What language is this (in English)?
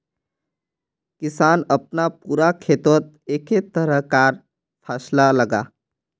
Magahi